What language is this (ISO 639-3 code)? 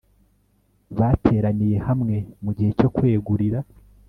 kin